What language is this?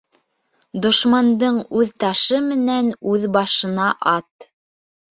Bashkir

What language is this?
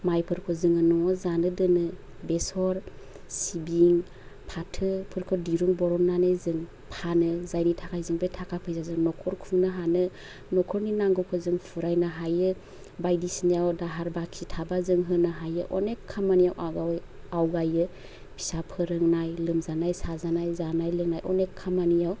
Bodo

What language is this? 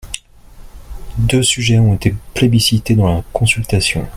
French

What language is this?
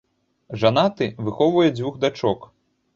Belarusian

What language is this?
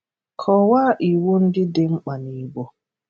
Igbo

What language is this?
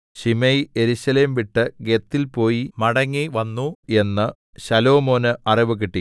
Malayalam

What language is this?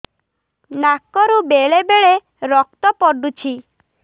Odia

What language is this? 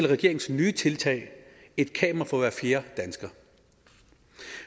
Danish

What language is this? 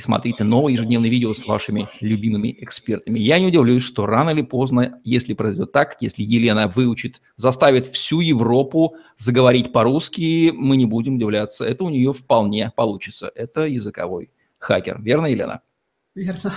Russian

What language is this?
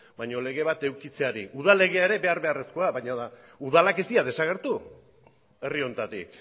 Basque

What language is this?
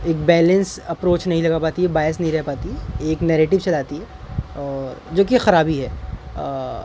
Urdu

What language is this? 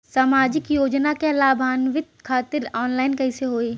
Bhojpuri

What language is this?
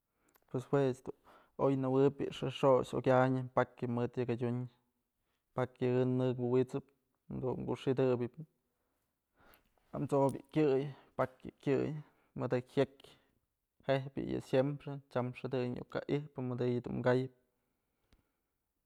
Mazatlán Mixe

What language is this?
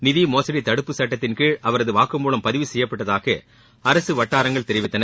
Tamil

